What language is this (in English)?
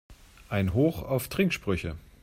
German